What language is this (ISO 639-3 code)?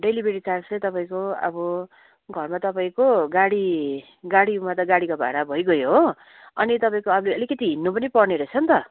nep